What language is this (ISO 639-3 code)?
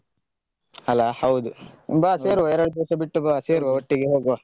kan